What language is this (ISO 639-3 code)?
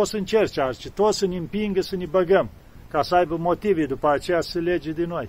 ron